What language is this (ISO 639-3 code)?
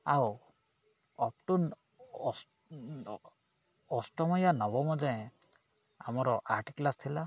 ori